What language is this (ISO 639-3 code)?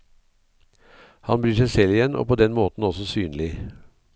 nor